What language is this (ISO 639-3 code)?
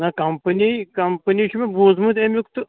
kas